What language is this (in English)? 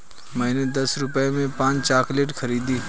Hindi